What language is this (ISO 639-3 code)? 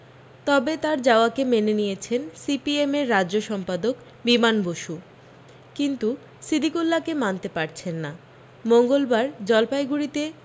ben